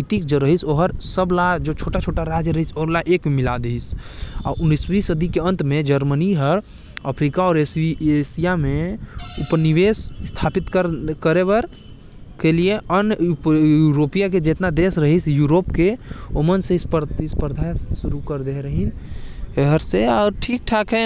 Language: Korwa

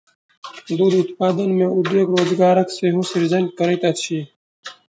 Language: Maithili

